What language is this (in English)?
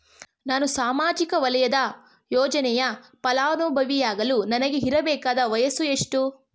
Kannada